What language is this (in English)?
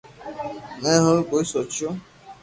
Loarki